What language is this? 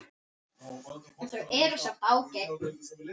Icelandic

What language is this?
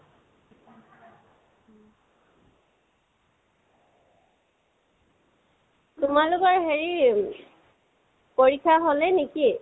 Assamese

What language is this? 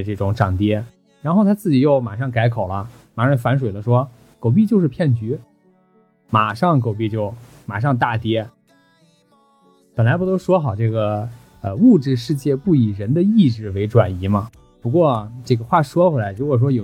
Chinese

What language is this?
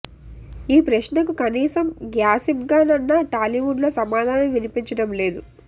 Telugu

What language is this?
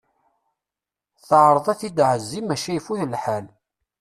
Kabyle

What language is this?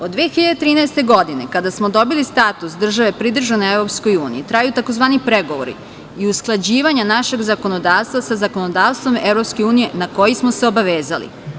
Serbian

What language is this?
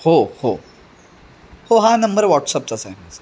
Marathi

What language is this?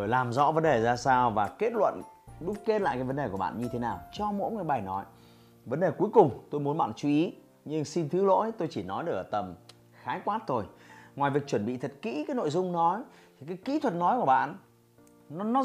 Vietnamese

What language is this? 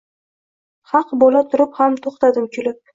Uzbek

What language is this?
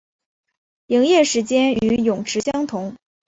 Chinese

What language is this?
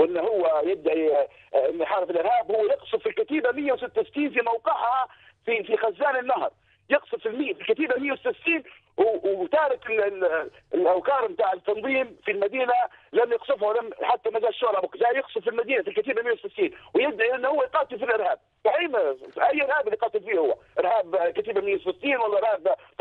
Arabic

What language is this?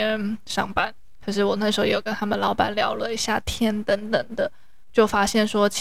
Chinese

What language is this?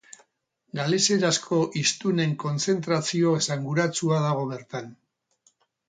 Basque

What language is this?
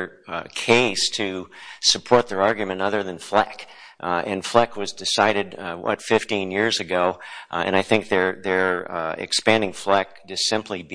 English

